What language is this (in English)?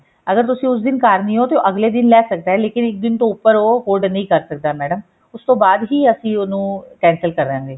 Punjabi